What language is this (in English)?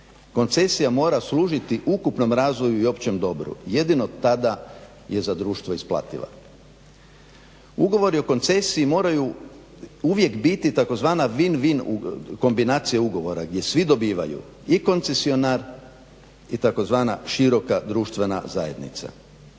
Croatian